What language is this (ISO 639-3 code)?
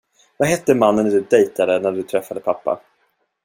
swe